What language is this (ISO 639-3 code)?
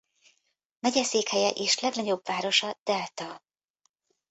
hun